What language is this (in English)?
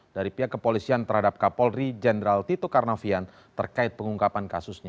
Indonesian